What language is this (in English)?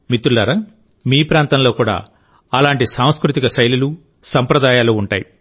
Telugu